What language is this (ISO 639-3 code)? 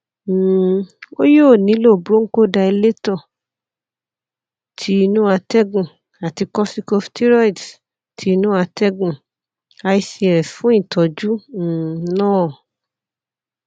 yor